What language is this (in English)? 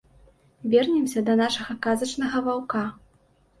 Belarusian